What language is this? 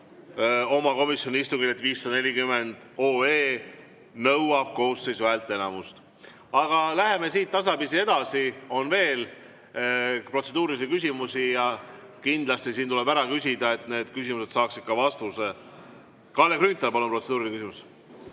Estonian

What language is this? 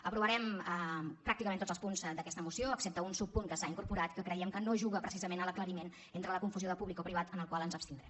Catalan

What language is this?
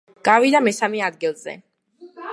Georgian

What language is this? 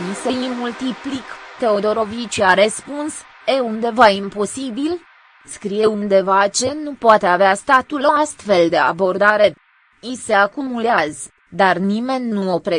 Romanian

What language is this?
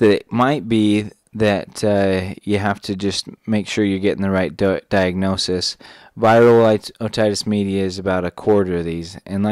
English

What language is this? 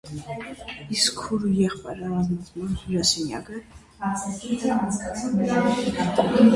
Armenian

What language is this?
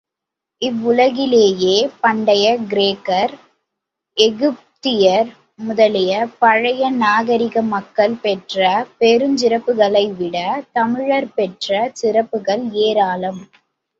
Tamil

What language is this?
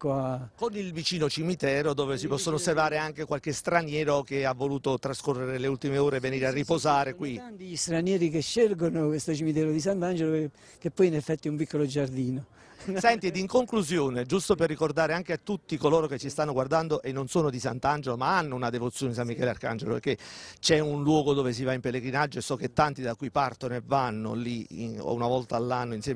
Italian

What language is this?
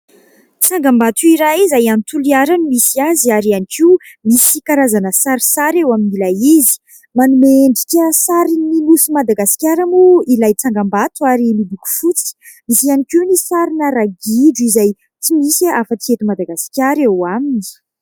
Malagasy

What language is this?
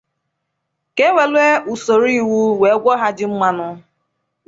Igbo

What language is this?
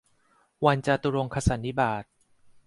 Thai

